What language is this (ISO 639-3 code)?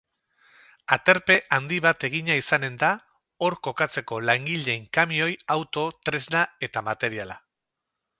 eus